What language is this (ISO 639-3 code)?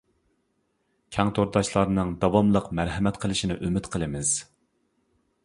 uig